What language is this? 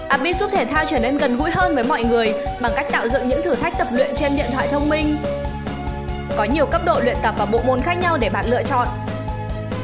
Vietnamese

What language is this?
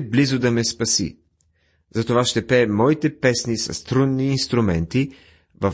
Bulgarian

